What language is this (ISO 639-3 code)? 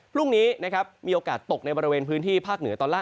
tha